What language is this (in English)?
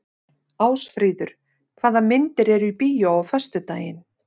Icelandic